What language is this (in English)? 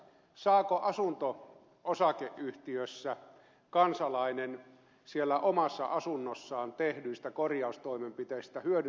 Finnish